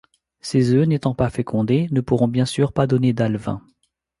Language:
French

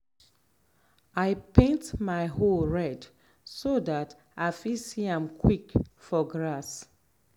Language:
Nigerian Pidgin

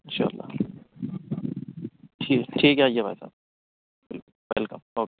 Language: Urdu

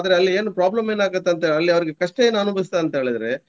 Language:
Kannada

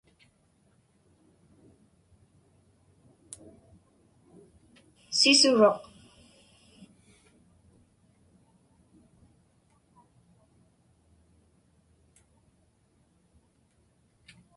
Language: Inupiaq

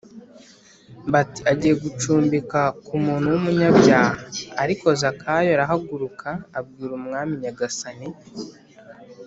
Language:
Kinyarwanda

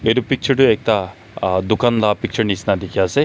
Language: Naga Pidgin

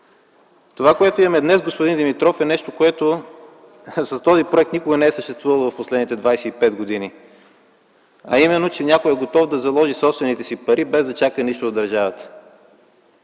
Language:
Bulgarian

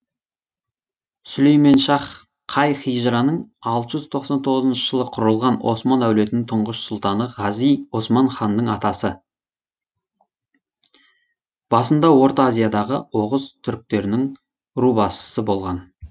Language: Kazakh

